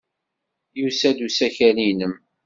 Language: Kabyle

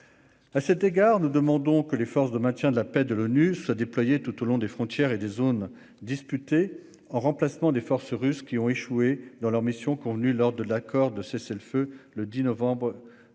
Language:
French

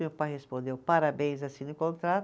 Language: Portuguese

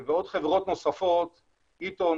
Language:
Hebrew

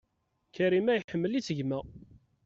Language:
Kabyle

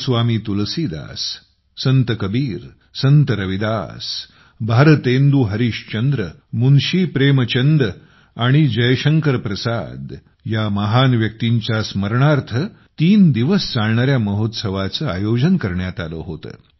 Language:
Marathi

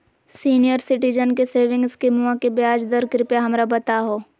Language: Magahi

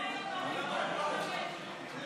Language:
Hebrew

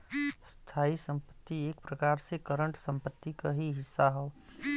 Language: Bhojpuri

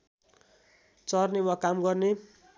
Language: Nepali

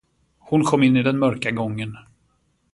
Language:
Swedish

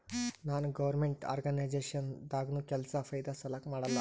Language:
Kannada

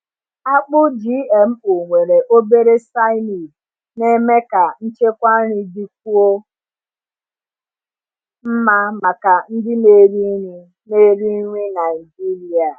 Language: Igbo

